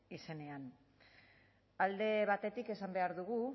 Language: Basque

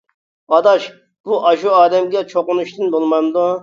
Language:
Uyghur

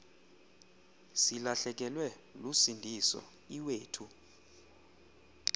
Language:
Xhosa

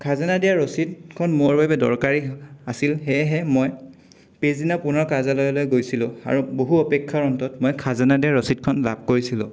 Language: Assamese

